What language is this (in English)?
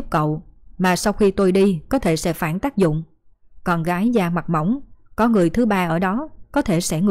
Vietnamese